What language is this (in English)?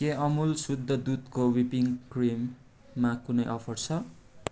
Nepali